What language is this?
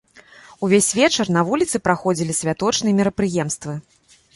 Belarusian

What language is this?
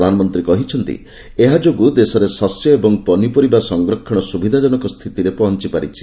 Odia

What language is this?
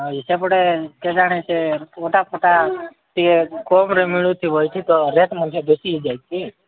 Odia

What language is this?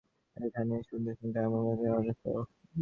Bangla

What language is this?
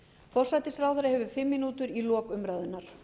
Icelandic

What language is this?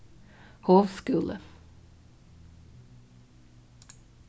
Faroese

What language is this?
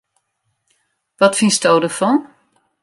Western Frisian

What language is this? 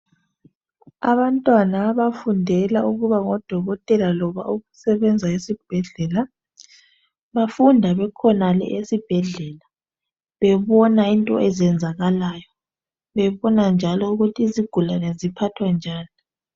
North Ndebele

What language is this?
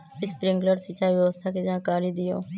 Magahi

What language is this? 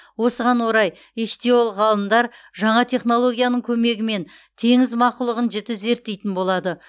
Kazakh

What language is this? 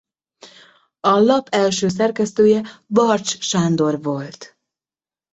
Hungarian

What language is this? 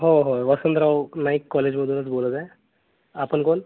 Marathi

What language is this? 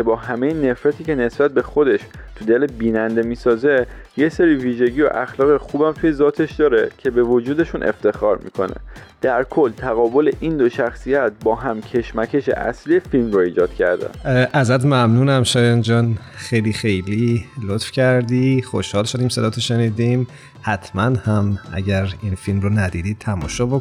Persian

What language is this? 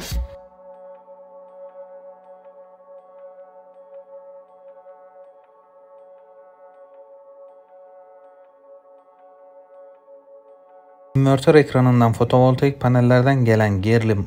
Turkish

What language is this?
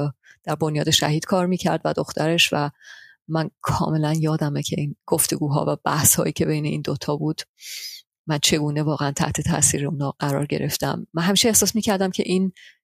Persian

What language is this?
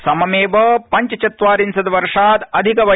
Sanskrit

